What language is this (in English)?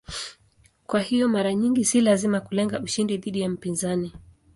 Swahili